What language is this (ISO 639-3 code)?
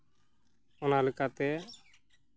sat